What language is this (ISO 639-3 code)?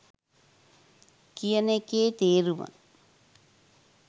sin